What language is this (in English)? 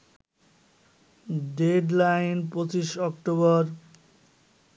Bangla